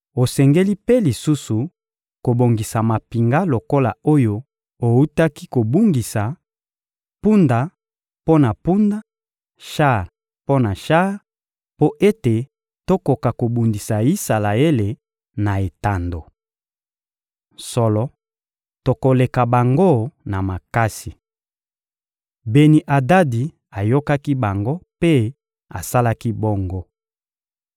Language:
Lingala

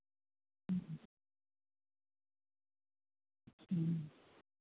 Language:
Santali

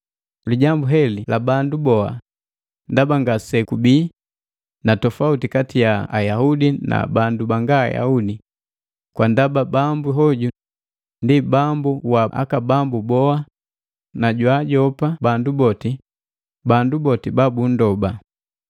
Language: Matengo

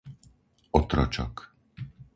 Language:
Slovak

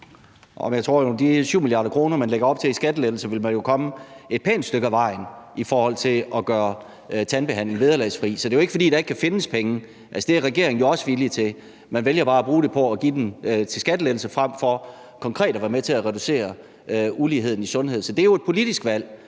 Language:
Danish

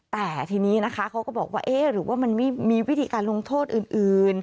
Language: Thai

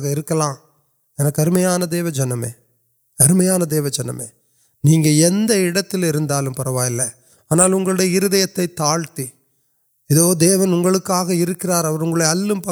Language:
Urdu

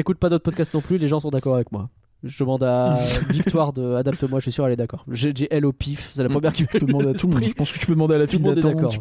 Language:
French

